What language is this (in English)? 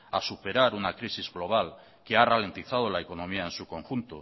Spanish